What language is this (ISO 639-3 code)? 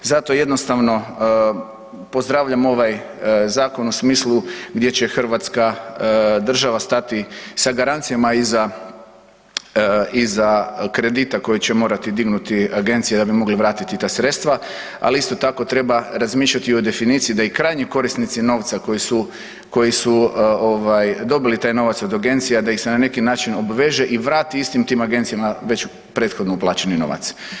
hrv